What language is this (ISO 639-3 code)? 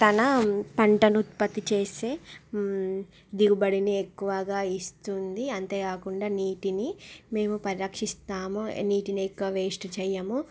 tel